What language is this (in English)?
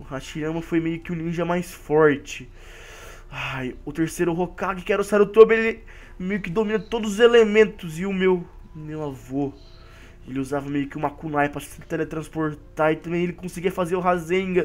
Portuguese